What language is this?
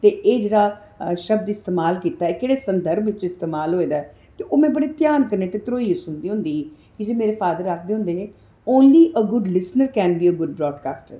Dogri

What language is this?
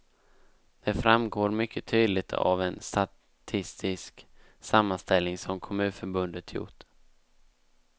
Swedish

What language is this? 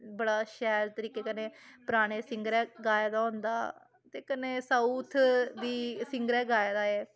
Dogri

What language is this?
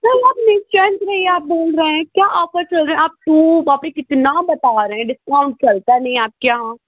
Hindi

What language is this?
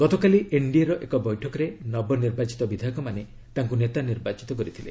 Odia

